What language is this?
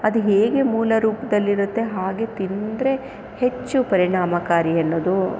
Kannada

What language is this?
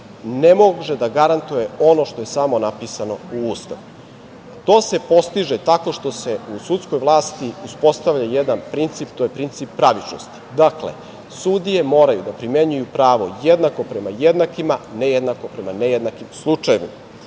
Serbian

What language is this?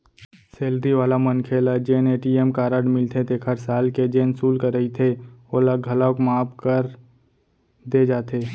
Chhattisgarhi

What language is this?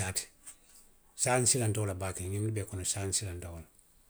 Western Maninkakan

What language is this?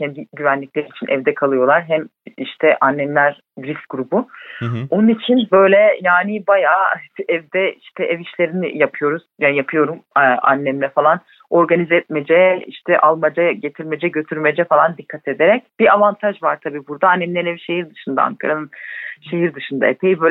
Turkish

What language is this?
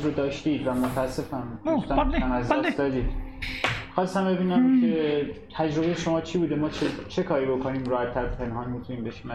Persian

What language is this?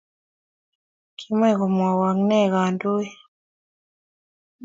Kalenjin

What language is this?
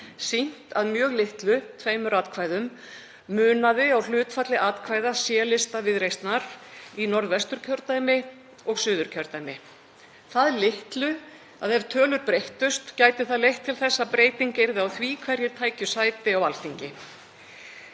Icelandic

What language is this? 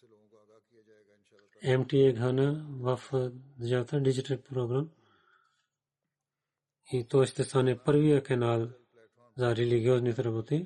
Bulgarian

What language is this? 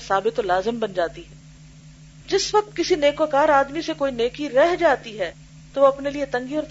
Urdu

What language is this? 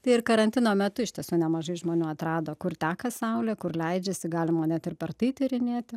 Lithuanian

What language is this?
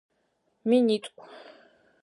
Adyghe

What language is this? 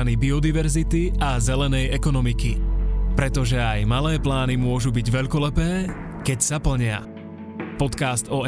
Slovak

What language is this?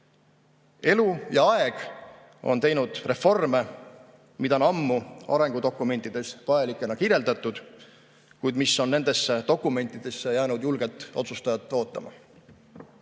Estonian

